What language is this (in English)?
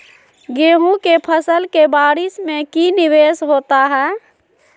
Magahi